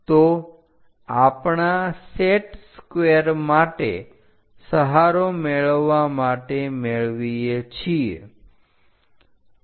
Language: Gujarati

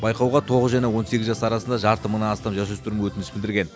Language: Kazakh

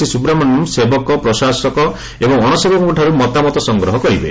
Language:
Odia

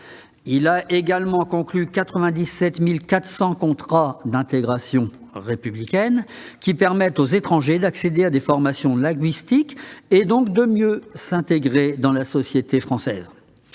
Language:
French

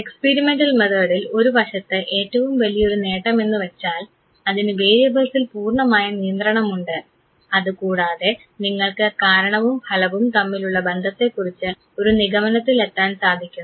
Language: Malayalam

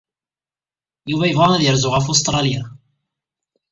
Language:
Kabyle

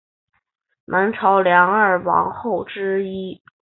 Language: Chinese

